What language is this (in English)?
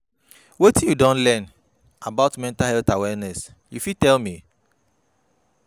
Nigerian Pidgin